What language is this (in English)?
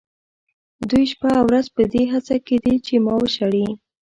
Pashto